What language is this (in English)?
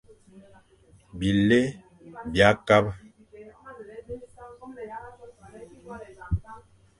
Fang